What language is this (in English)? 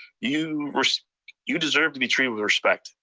English